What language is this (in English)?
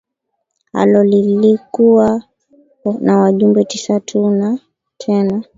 Swahili